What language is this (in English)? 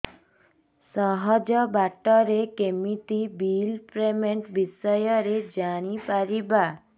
Odia